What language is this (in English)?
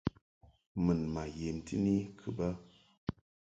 Mungaka